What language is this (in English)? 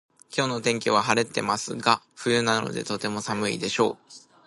Japanese